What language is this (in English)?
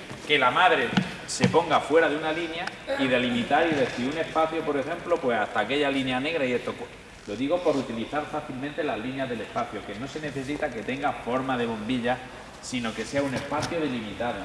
Spanish